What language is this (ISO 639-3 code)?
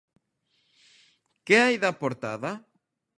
glg